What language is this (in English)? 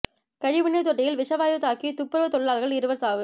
Tamil